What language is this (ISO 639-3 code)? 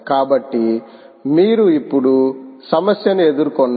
tel